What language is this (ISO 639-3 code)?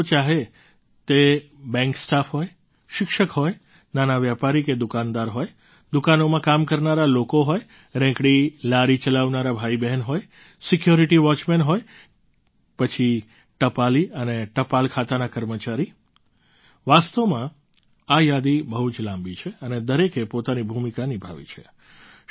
guj